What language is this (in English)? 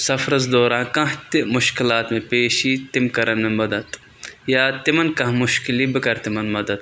Kashmiri